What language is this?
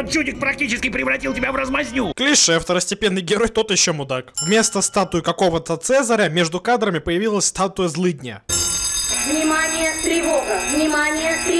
Russian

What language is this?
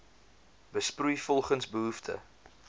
Afrikaans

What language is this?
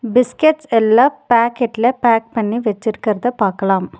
Tamil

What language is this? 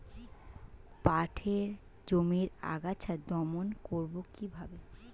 Bangla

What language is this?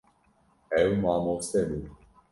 Kurdish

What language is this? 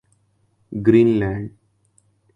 Urdu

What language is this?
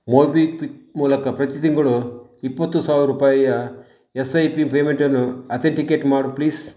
Kannada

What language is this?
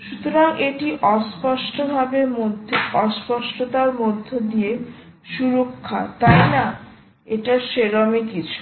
Bangla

